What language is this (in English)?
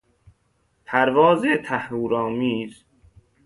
Persian